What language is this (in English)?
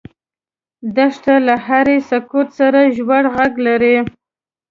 Pashto